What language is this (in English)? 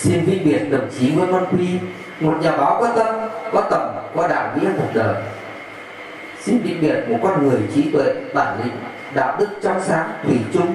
Vietnamese